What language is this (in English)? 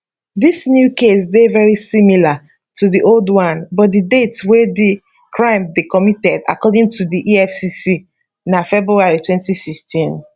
Nigerian Pidgin